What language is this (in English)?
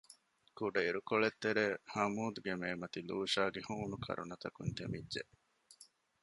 Divehi